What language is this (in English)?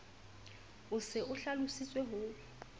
Southern Sotho